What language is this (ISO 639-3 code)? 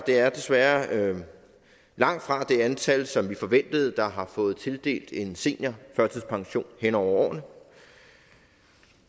dan